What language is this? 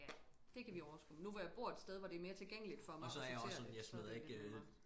Danish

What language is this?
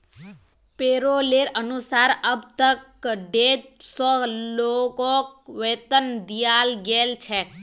Magahi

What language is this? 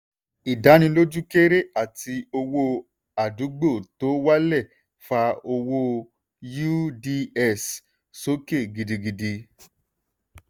Yoruba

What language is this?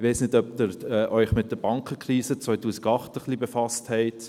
Swiss German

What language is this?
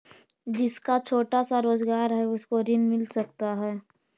Magahi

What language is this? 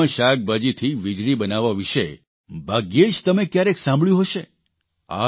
Gujarati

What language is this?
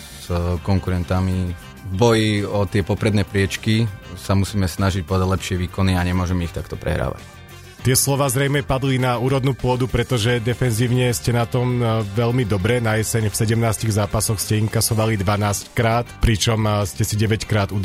Slovak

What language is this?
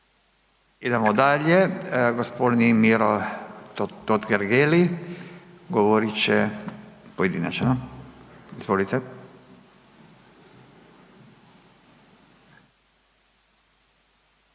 Croatian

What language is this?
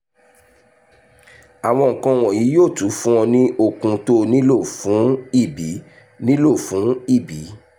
Yoruba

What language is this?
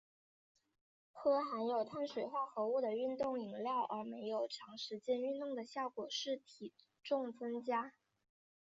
Chinese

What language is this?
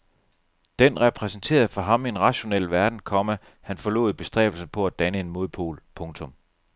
Danish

